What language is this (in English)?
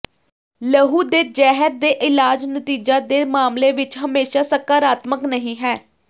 Punjabi